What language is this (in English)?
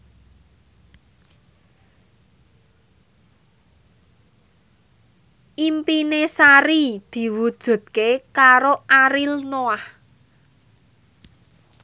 Javanese